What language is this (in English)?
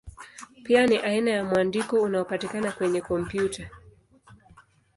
Swahili